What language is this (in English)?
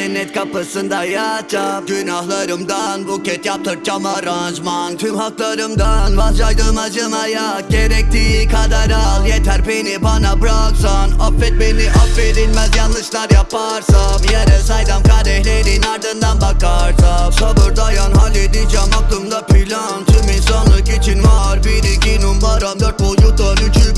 Turkish